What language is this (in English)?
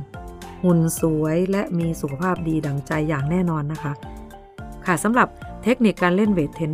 Thai